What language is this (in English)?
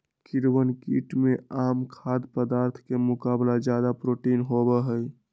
Magahi